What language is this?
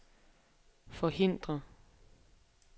Danish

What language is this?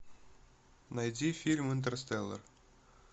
Russian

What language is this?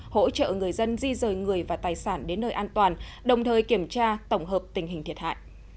Vietnamese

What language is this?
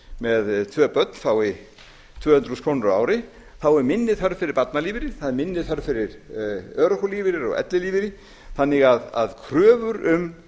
Icelandic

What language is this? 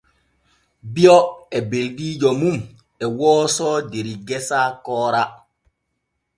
Borgu Fulfulde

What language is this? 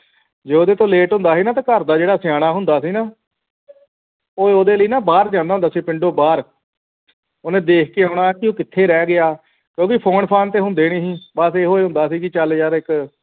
Punjabi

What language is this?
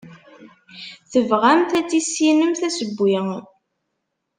Kabyle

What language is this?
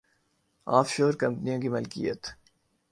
Urdu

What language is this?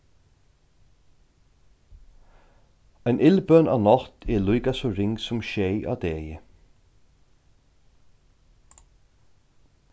Faroese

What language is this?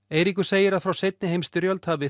Icelandic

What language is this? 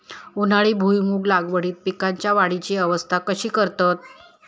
Marathi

